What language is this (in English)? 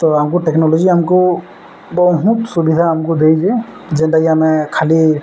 Odia